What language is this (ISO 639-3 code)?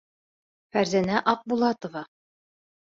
bak